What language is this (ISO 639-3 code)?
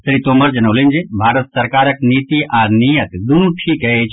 mai